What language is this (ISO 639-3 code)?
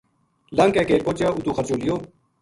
gju